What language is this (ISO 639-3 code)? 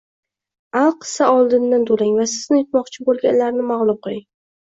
uzb